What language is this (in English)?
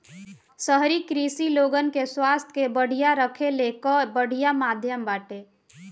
Bhojpuri